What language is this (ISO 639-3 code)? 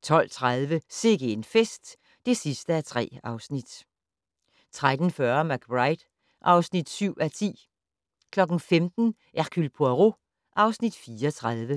dan